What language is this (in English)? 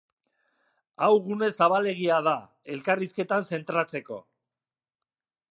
Basque